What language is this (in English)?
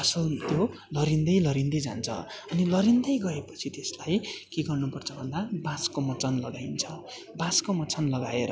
Nepali